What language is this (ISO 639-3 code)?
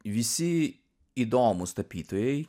lit